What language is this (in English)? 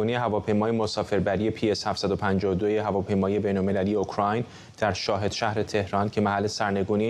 Persian